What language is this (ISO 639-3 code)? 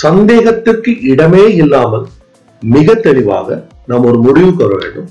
tam